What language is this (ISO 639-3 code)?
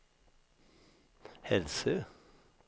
swe